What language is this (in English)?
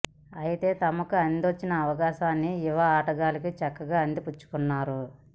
Telugu